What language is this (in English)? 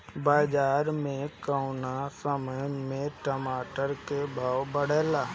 Bhojpuri